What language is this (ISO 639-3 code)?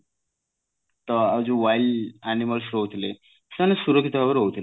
ori